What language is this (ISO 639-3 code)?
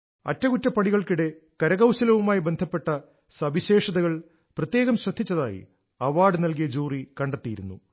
mal